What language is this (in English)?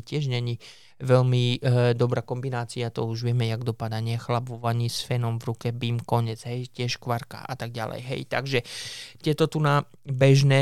Slovak